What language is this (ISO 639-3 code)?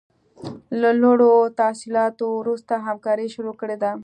pus